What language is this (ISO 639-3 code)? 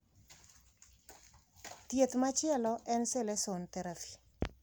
luo